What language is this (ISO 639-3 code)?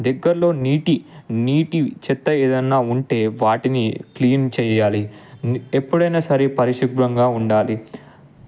tel